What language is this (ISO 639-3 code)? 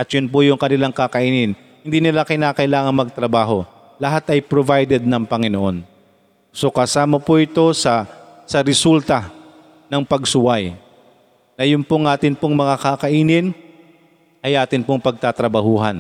fil